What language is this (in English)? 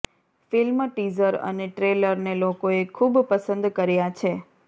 Gujarati